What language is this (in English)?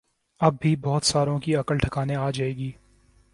Urdu